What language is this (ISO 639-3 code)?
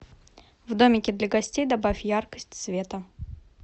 rus